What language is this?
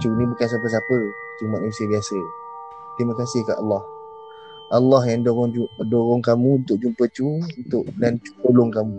Malay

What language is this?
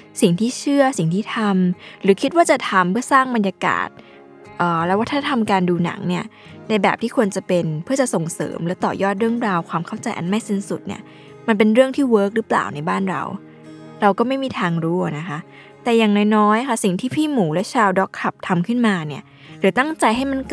Thai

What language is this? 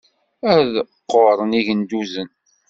Kabyle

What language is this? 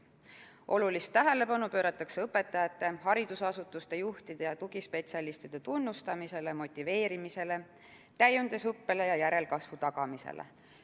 Estonian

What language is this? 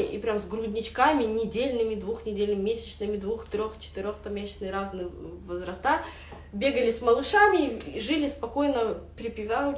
Russian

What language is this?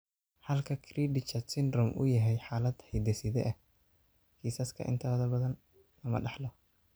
Somali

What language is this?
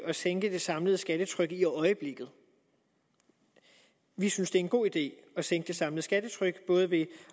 Danish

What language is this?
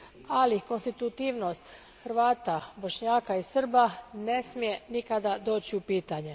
Croatian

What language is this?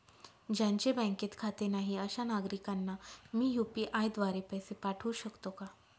Marathi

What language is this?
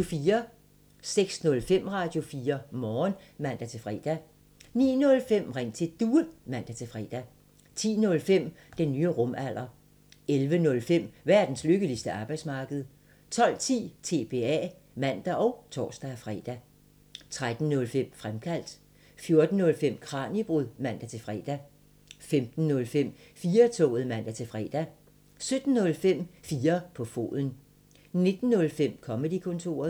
Danish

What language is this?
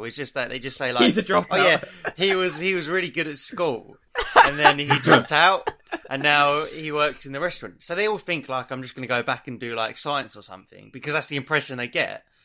English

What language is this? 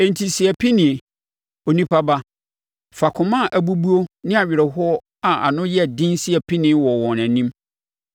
Akan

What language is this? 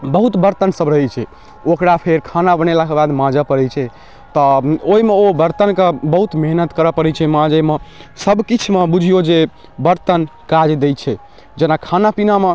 Maithili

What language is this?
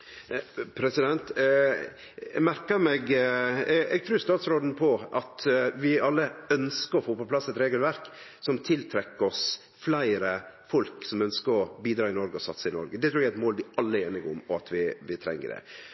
Norwegian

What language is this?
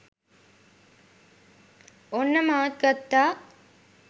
Sinhala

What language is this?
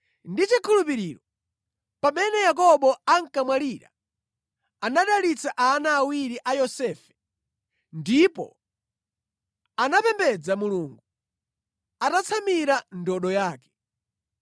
Nyanja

